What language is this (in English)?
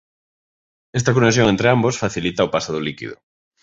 Galician